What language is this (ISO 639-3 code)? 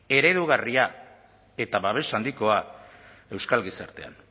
eus